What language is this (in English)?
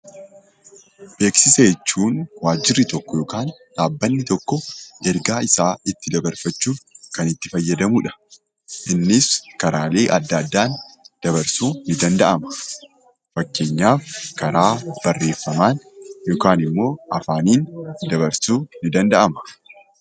Oromo